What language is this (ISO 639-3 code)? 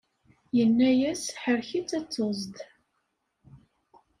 kab